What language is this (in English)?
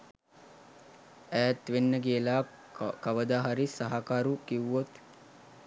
Sinhala